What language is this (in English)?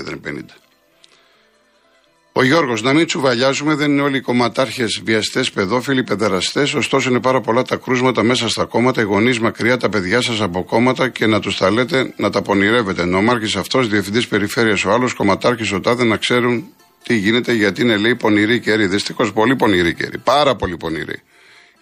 Greek